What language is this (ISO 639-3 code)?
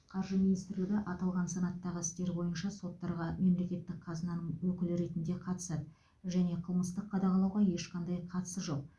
kaz